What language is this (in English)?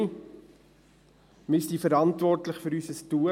Swiss German